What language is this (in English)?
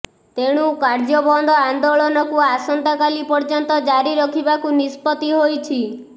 Odia